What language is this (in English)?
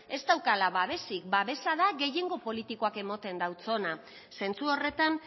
Basque